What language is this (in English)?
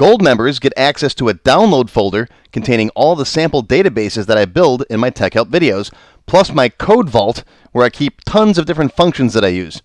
English